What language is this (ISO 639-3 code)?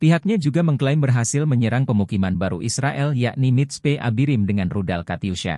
ind